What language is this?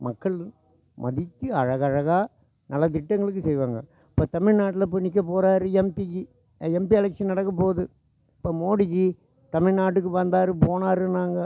Tamil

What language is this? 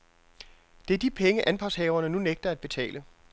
Danish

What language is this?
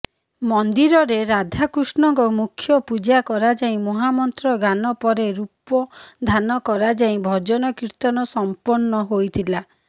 Odia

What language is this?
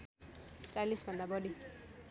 Nepali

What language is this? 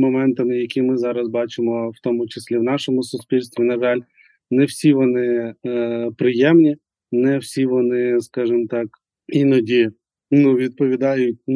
Ukrainian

